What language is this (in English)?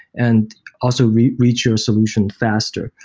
English